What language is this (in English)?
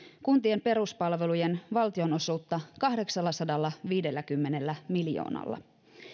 Finnish